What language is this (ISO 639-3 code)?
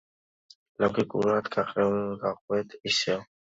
kat